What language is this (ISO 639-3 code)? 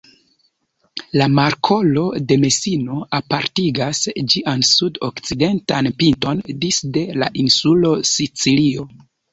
epo